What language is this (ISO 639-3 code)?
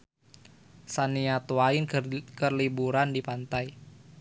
sun